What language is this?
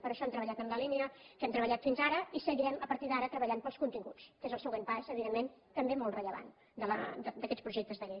Catalan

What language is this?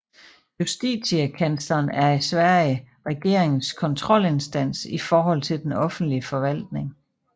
Danish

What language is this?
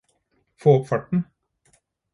Norwegian Bokmål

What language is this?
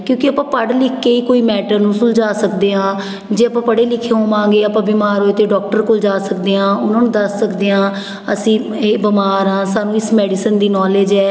Punjabi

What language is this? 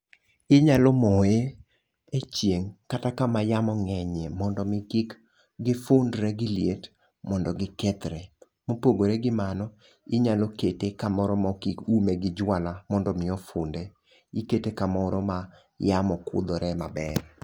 Luo (Kenya and Tanzania)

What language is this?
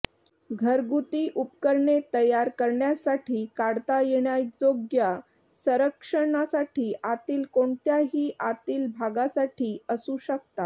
Marathi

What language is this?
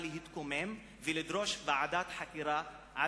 Hebrew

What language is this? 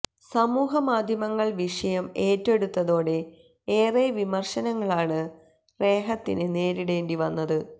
Malayalam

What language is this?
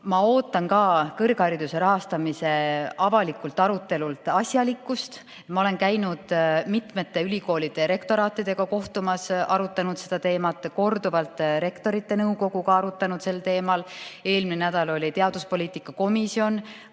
Estonian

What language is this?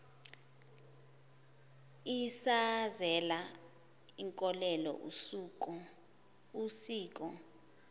Zulu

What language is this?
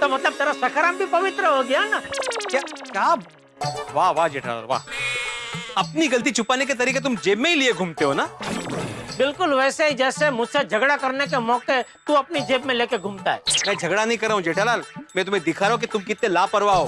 Hindi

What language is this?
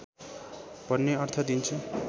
Nepali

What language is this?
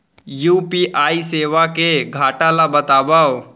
Chhattisgarhi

